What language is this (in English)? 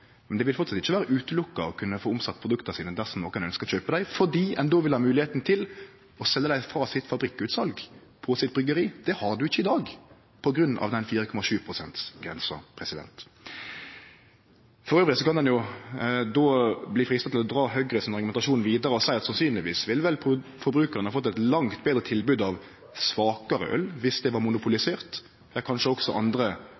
Norwegian Nynorsk